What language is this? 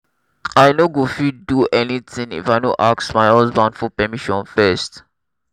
Nigerian Pidgin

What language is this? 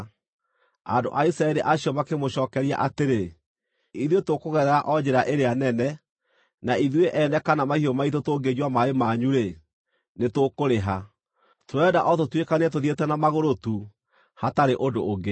Kikuyu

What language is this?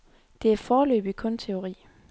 Danish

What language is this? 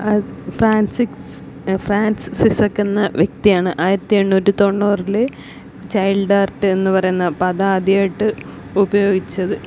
Malayalam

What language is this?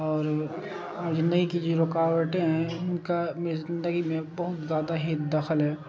Urdu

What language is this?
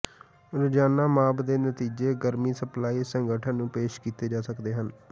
Punjabi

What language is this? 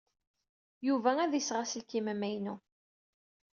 Kabyle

